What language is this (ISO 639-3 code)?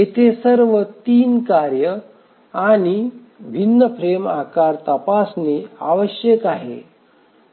mar